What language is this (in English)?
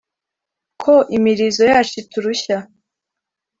Kinyarwanda